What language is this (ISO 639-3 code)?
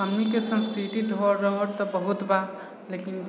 mai